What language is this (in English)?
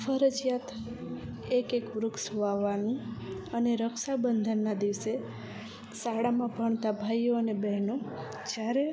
Gujarati